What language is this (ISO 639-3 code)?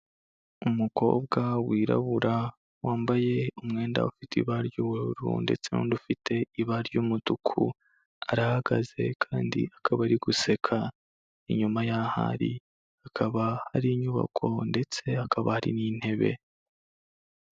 kin